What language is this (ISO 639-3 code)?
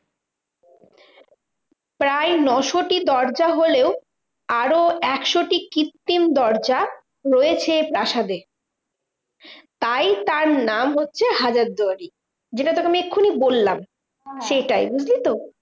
ben